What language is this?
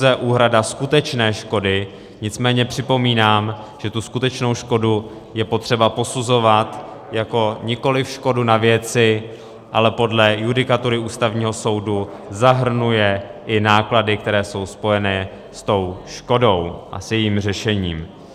Czech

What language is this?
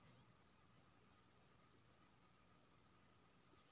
Maithili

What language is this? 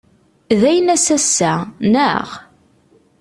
Kabyle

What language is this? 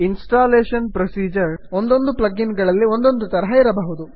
Kannada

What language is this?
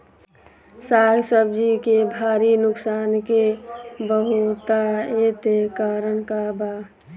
Bhojpuri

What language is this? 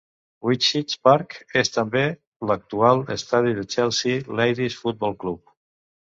Catalan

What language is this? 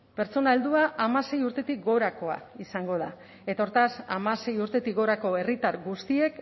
Basque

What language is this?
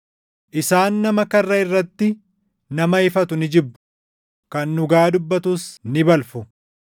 Oromo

